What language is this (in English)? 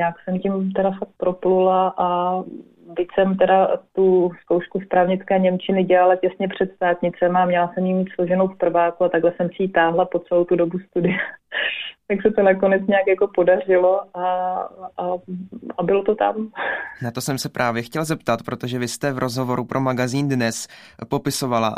Czech